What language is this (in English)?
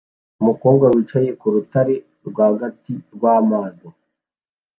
Kinyarwanda